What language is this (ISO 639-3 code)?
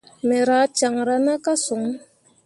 mua